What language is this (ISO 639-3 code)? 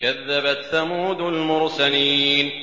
ara